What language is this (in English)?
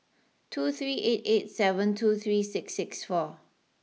English